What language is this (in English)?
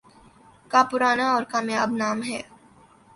Urdu